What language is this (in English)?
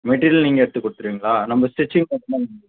Tamil